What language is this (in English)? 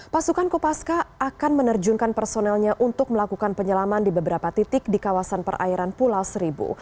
Indonesian